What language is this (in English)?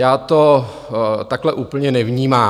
Czech